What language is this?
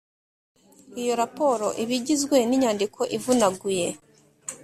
Kinyarwanda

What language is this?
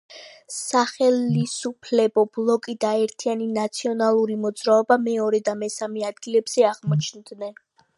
Georgian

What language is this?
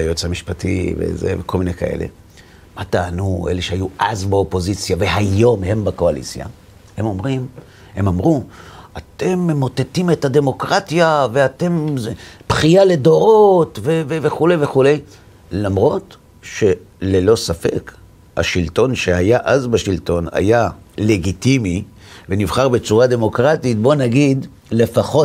Hebrew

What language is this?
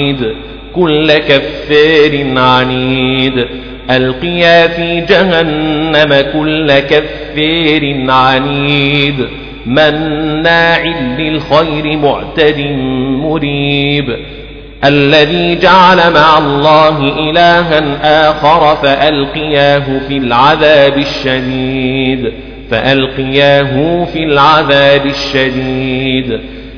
Arabic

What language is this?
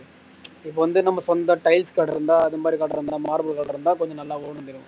Tamil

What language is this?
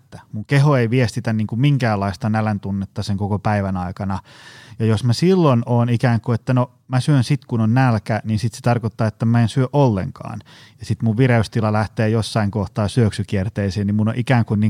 Finnish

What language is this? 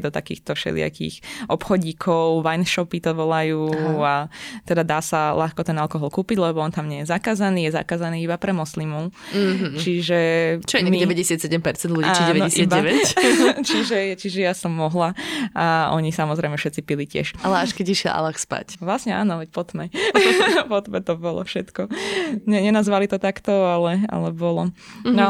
Slovak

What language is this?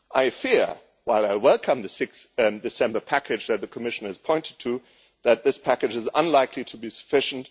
English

